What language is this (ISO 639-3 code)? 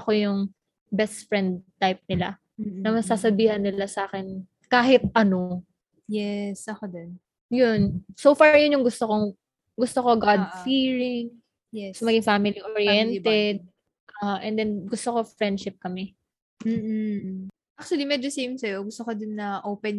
fil